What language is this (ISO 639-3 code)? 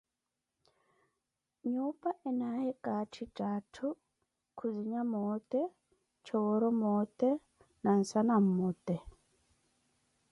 eko